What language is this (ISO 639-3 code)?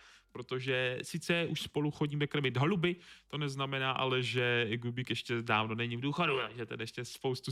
ces